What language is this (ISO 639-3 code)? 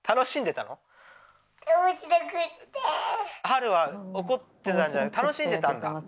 jpn